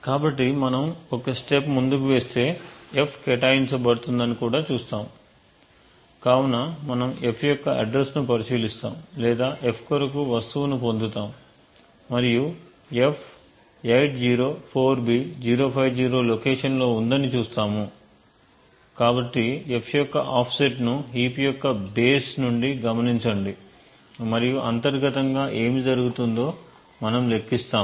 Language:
Telugu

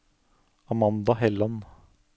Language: Norwegian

